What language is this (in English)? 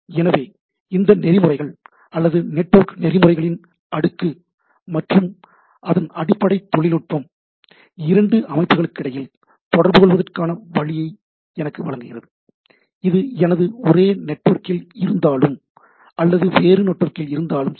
Tamil